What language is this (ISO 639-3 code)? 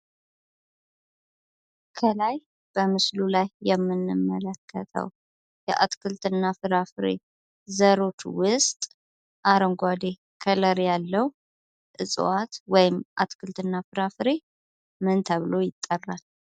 amh